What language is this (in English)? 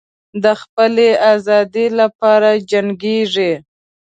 Pashto